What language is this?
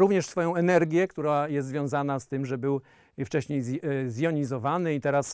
Polish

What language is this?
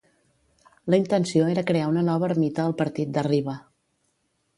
Catalan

